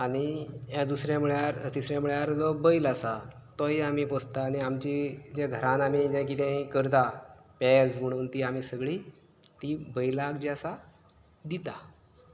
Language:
Konkani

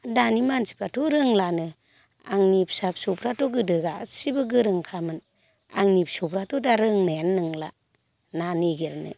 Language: Bodo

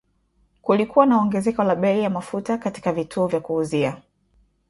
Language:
Swahili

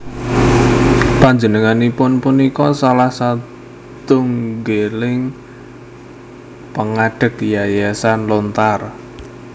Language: Javanese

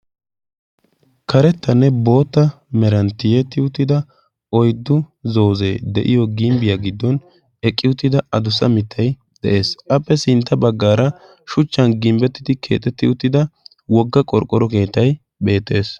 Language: Wolaytta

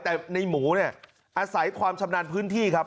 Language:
Thai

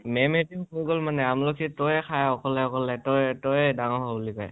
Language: Assamese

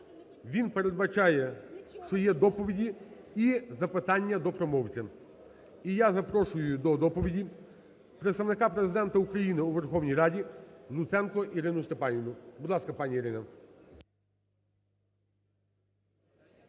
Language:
Ukrainian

